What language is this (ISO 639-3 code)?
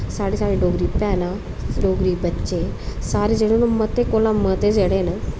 doi